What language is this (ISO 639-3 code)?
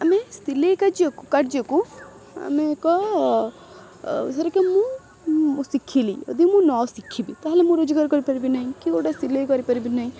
ori